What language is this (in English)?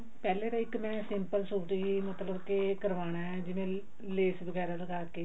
Punjabi